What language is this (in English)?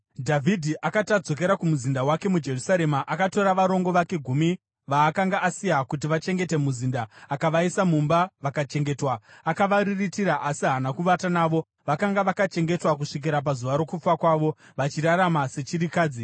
Shona